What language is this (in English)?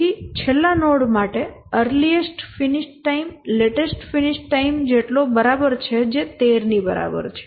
Gujarati